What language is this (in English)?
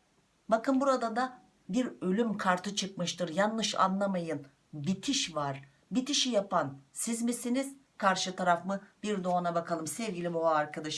Turkish